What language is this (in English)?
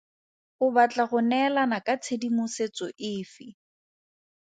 Tswana